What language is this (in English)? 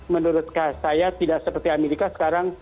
Indonesian